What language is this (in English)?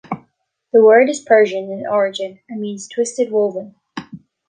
English